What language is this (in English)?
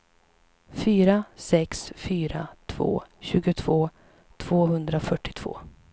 Swedish